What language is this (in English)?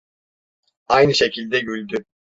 Turkish